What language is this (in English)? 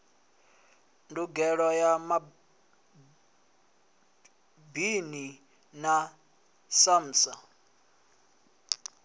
Venda